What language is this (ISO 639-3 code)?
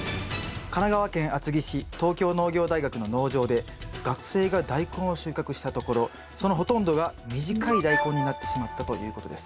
jpn